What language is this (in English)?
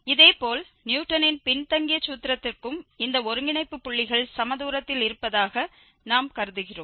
Tamil